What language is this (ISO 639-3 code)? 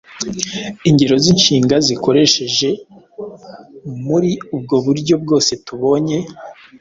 kin